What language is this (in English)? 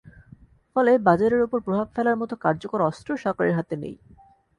Bangla